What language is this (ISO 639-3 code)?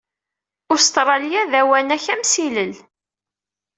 kab